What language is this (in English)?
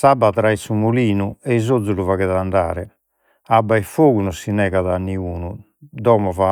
Sardinian